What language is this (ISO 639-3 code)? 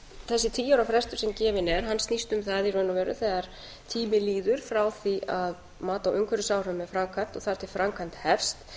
isl